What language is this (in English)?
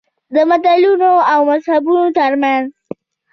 Pashto